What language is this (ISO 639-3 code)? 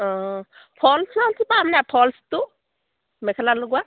asm